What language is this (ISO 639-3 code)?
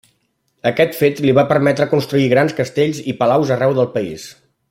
cat